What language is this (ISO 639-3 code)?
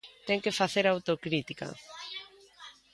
glg